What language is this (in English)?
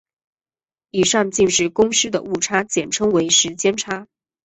Chinese